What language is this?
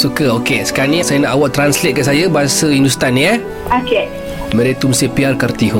Malay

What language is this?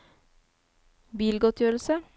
Norwegian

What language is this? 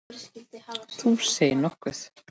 Icelandic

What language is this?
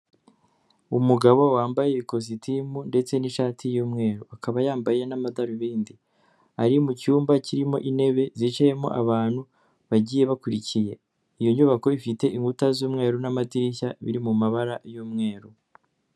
Kinyarwanda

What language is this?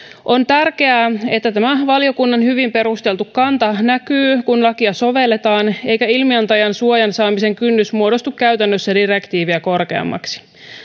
Finnish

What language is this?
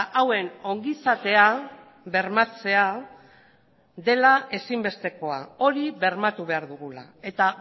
Basque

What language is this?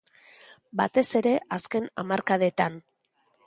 Basque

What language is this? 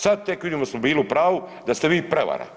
Croatian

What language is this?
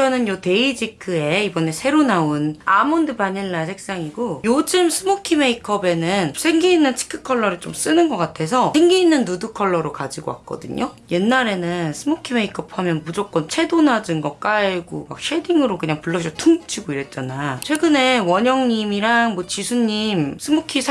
Korean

